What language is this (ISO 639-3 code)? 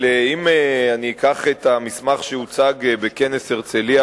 heb